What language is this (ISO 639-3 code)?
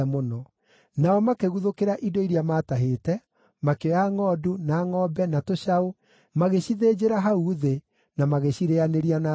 kik